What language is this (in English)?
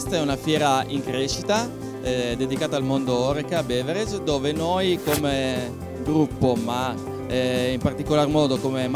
Italian